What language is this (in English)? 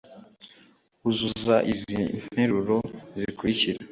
Kinyarwanda